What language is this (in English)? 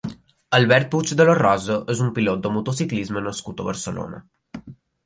Catalan